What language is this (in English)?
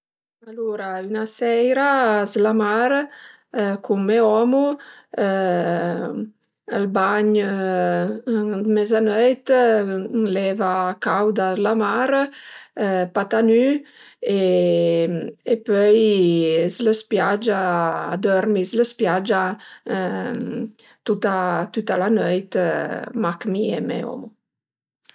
Piedmontese